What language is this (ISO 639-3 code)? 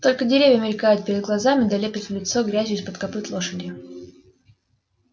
rus